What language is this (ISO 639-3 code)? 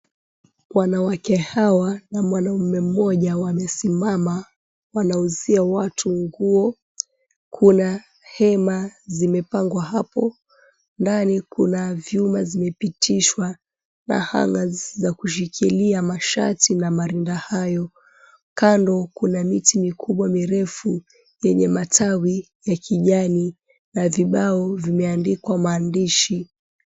swa